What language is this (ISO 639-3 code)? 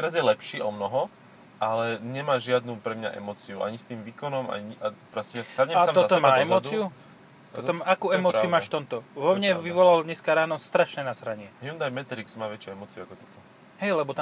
slk